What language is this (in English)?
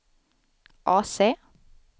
Swedish